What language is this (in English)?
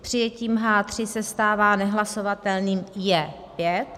Czech